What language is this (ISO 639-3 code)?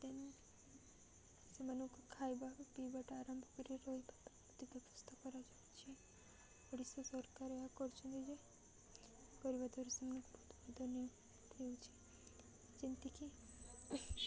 ori